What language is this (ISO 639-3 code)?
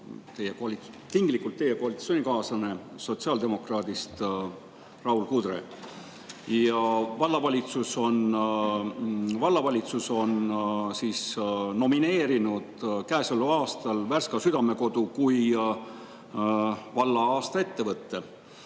est